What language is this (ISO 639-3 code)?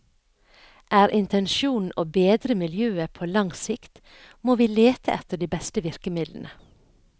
nor